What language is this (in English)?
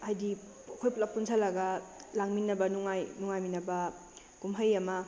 Manipuri